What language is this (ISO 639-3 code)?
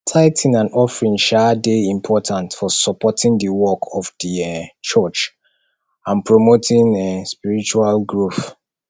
pcm